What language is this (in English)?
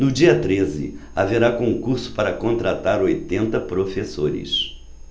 Portuguese